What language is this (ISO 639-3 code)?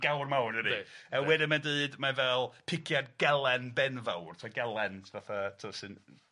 cym